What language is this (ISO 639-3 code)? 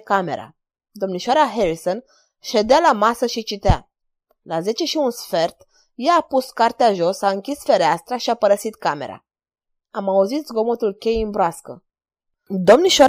ron